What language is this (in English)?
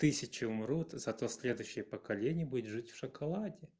Russian